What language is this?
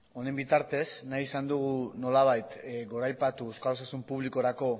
Basque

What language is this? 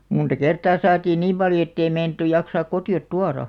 Finnish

